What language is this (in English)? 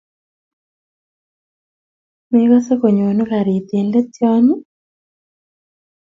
Kalenjin